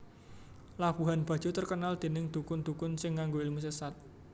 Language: Javanese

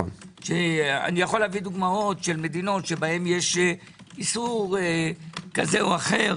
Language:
Hebrew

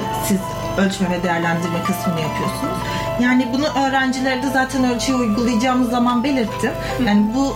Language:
Turkish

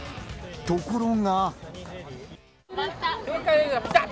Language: Japanese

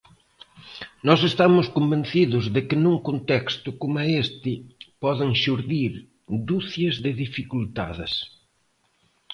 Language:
Galician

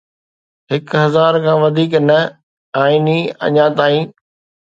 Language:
Sindhi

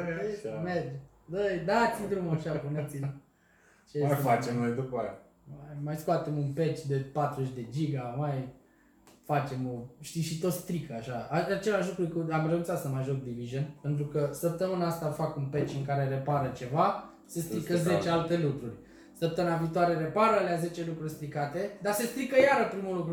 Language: Romanian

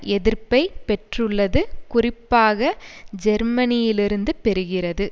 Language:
Tamil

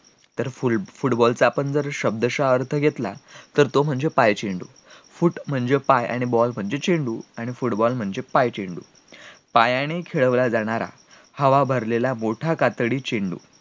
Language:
Marathi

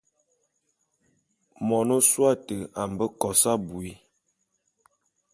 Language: Bulu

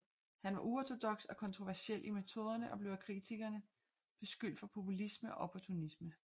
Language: Danish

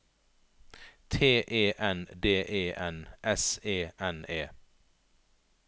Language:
Norwegian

